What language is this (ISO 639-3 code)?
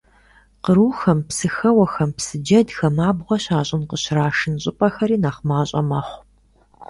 kbd